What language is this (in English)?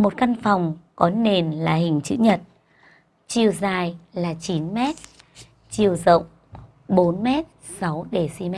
Vietnamese